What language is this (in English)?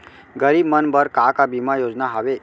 Chhattisgarhi